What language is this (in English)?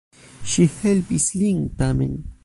Esperanto